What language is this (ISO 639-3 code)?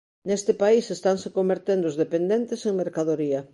glg